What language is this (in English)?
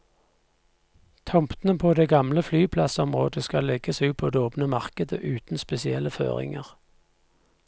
Norwegian